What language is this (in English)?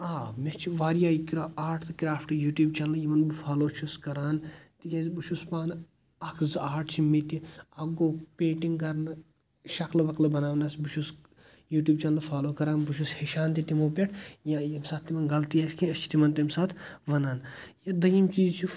Kashmiri